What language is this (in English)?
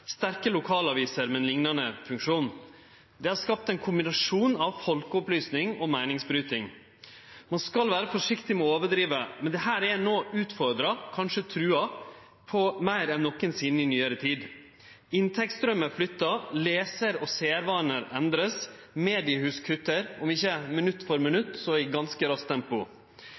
Norwegian Nynorsk